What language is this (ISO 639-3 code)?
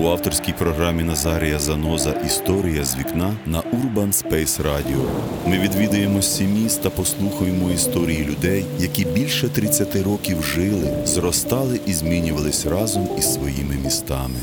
ukr